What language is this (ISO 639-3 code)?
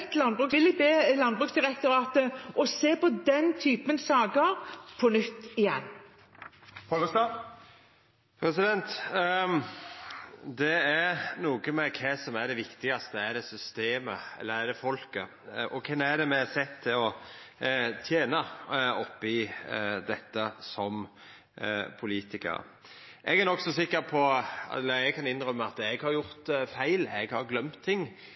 nor